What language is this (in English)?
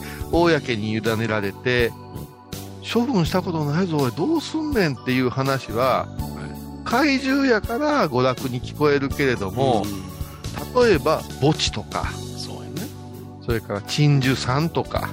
Japanese